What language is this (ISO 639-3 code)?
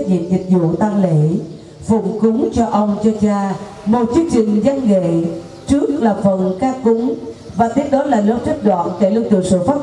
vie